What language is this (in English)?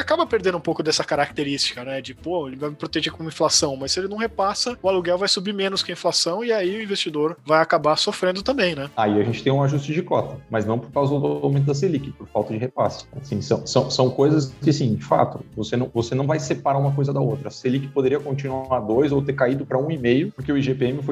Portuguese